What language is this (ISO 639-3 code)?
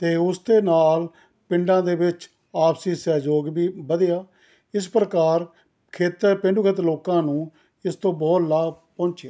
pan